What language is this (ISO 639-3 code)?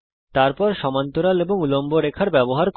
ben